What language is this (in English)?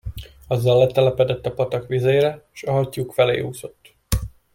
Hungarian